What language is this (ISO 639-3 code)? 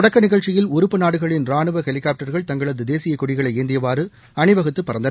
tam